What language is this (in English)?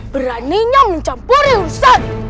Indonesian